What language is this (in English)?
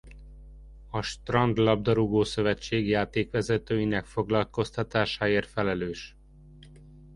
Hungarian